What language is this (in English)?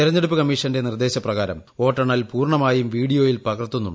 Malayalam